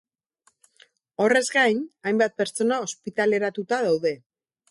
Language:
Basque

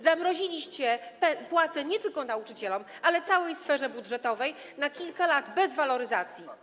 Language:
Polish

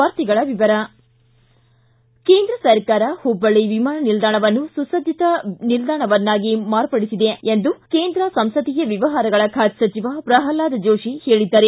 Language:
Kannada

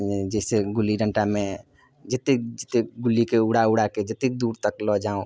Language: Maithili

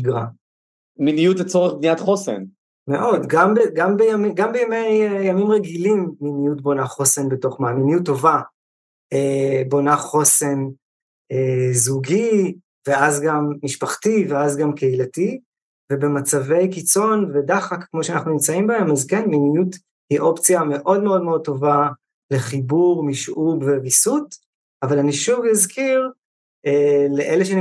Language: Hebrew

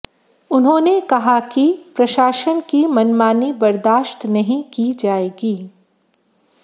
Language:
Hindi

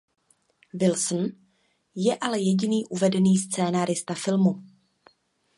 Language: Czech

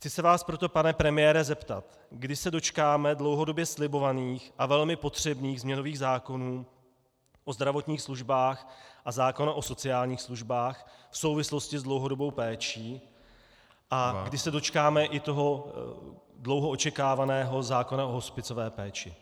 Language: Czech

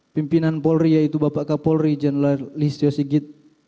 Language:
Indonesian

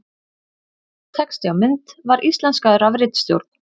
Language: Icelandic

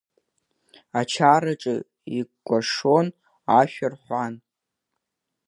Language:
Abkhazian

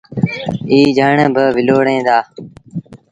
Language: Sindhi Bhil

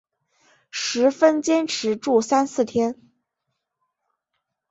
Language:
Chinese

